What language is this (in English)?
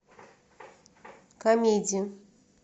Russian